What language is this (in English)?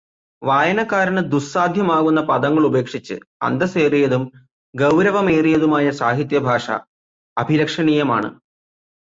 Malayalam